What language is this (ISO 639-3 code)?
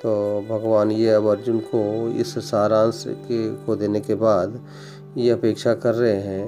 hin